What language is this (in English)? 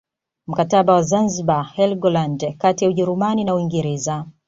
Swahili